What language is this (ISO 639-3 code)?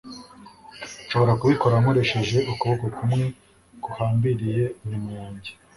kin